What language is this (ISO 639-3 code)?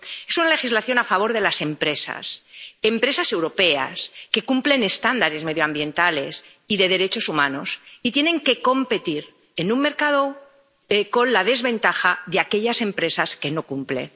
spa